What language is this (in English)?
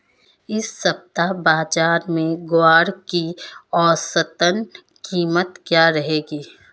Hindi